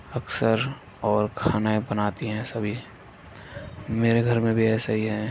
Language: Urdu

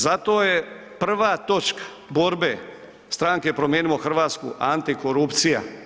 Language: Croatian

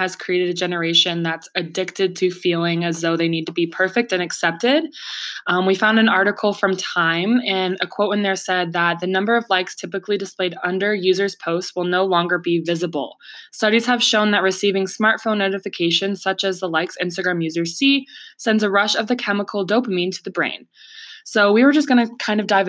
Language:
English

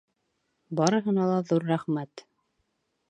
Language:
Bashkir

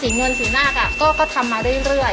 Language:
Thai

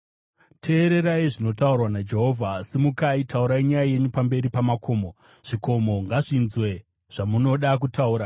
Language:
Shona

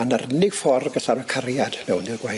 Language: Welsh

